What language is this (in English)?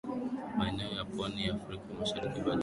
Swahili